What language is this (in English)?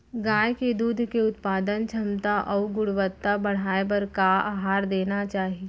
Chhattisgarhi